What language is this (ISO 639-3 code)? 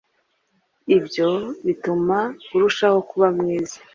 kin